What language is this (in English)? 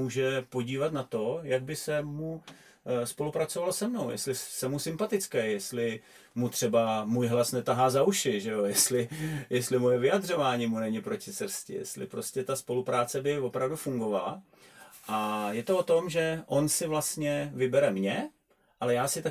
Czech